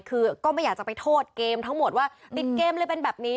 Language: Thai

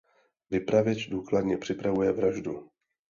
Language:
Czech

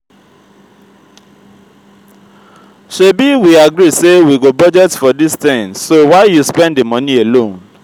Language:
Nigerian Pidgin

